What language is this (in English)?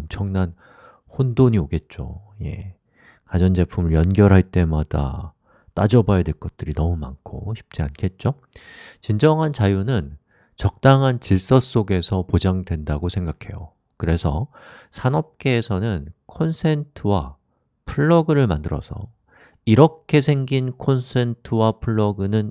Korean